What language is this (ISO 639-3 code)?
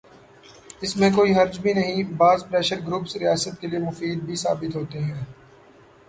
urd